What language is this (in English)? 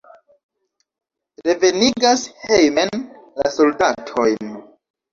Esperanto